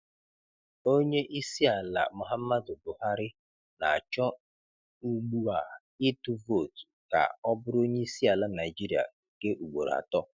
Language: Igbo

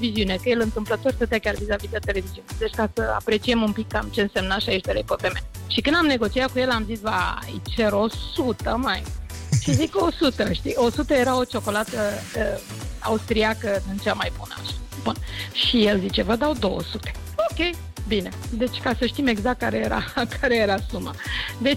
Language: Romanian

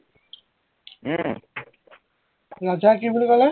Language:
Assamese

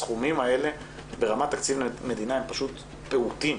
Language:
Hebrew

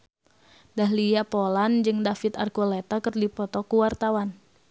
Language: Sundanese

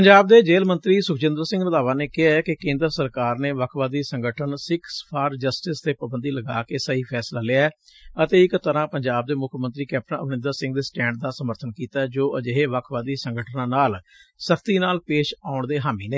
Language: Punjabi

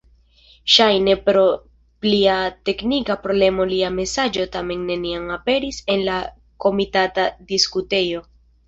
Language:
Esperanto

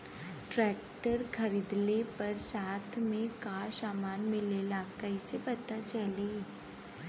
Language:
Bhojpuri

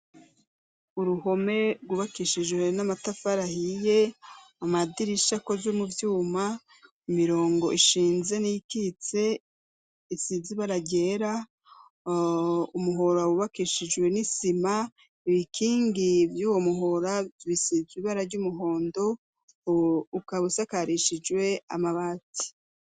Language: Rundi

